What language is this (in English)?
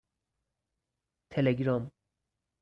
Persian